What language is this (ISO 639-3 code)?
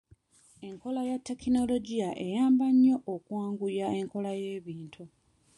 lug